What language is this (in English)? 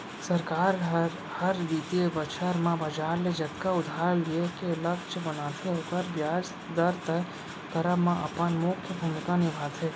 Chhattisgarhi